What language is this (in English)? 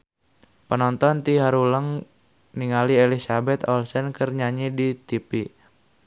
Sundanese